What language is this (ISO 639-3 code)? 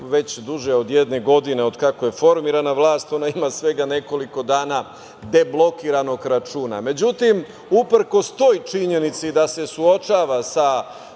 srp